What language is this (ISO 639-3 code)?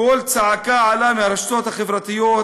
heb